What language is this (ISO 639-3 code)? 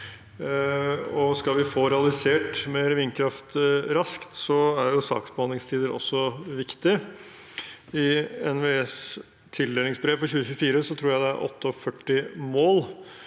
nor